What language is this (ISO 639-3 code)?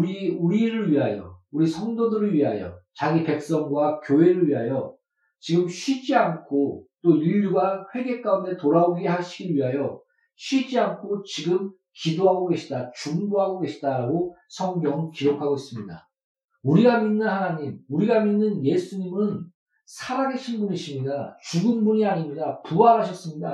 kor